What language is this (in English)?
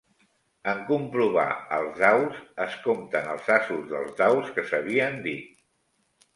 Catalan